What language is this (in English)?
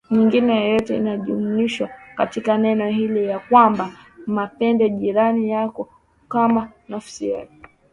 Swahili